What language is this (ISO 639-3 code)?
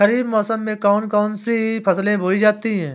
hin